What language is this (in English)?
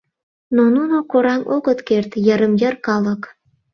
Mari